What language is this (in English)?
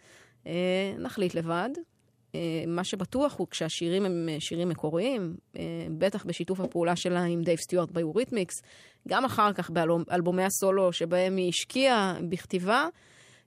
Hebrew